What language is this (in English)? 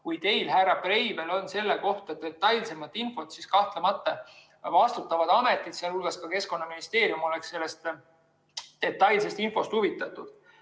Estonian